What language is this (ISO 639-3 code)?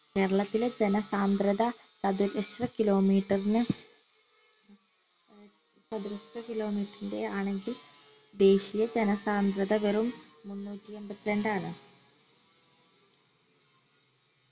mal